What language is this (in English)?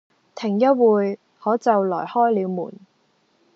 Cantonese